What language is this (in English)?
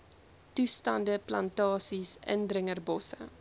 Afrikaans